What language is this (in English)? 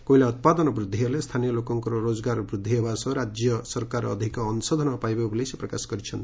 Odia